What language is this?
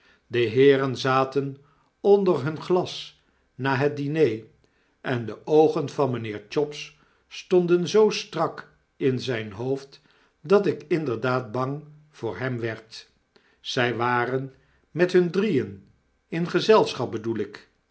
Dutch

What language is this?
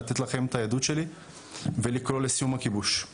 Hebrew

